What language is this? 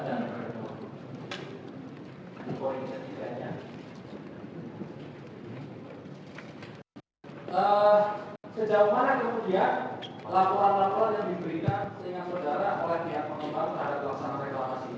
Indonesian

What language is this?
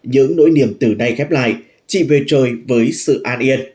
Vietnamese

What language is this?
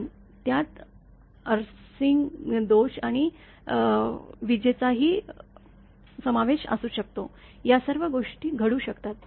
Marathi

